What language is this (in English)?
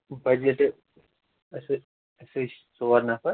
Kashmiri